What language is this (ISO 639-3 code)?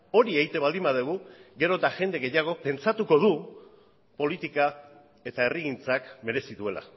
eus